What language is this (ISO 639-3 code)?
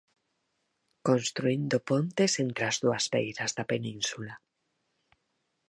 glg